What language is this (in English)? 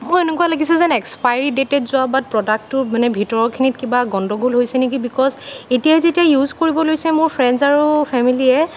Assamese